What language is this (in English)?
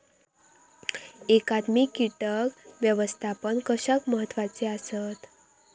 Marathi